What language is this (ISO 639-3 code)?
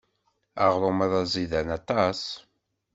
kab